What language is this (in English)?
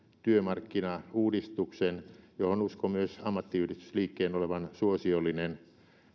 Finnish